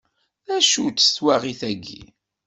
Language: Kabyle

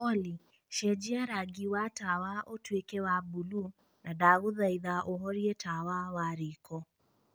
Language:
Kikuyu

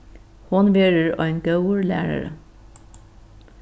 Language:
Faroese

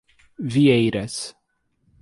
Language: Portuguese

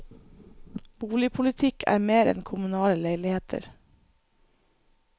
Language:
Norwegian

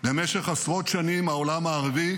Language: Hebrew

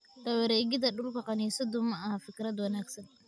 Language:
Somali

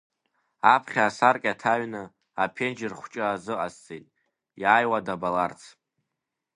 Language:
Abkhazian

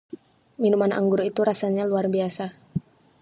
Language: Indonesian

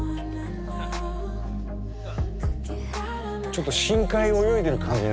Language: Japanese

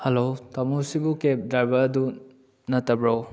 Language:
Manipuri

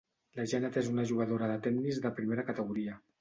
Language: Catalan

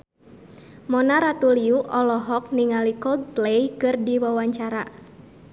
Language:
Sundanese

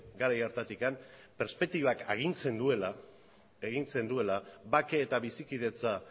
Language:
Basque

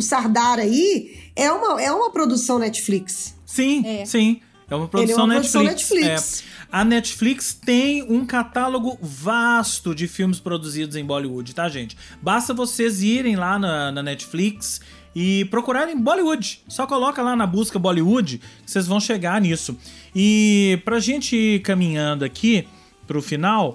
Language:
Portuguese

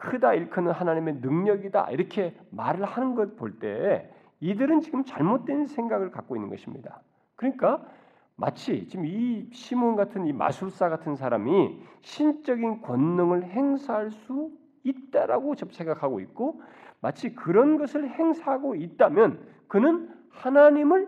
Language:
Korean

